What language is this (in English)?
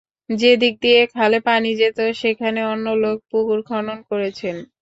Bangla